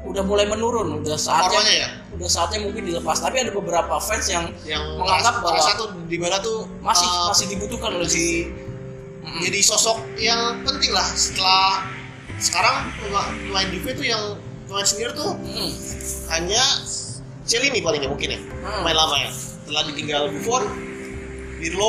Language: Indonesian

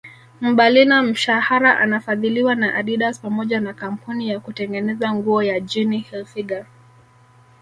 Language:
Swahili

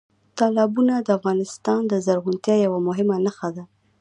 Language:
Pashto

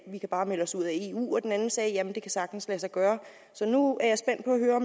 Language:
Danish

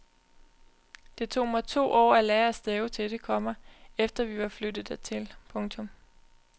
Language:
Danish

